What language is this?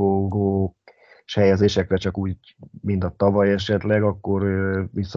Hungarian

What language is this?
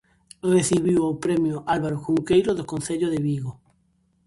Galician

